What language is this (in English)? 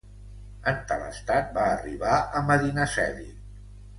Catalan